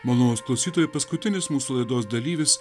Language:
Lithuanian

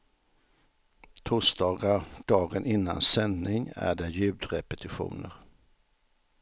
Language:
Swedish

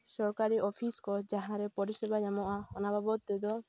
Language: Santali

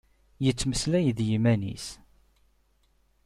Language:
Kabyle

